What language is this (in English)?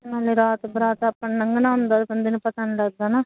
Punjabi